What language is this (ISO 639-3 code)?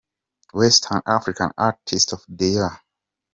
kin